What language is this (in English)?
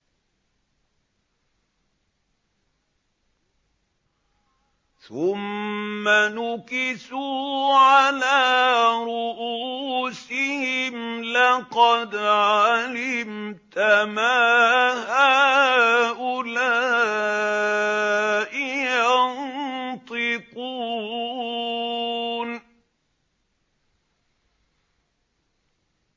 Arabic